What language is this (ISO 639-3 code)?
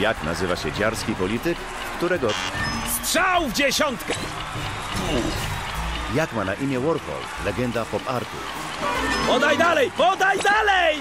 pol